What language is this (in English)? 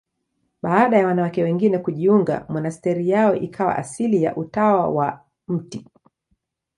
Swahili